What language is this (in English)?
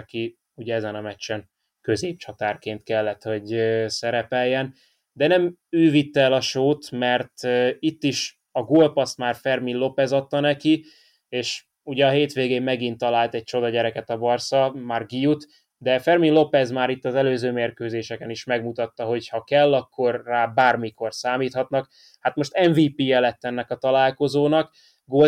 Hungarian